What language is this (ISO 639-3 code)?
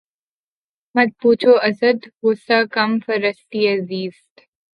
urd